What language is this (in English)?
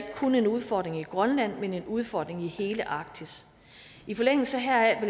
Danish